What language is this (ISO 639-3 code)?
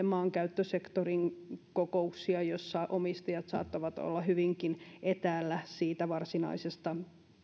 fin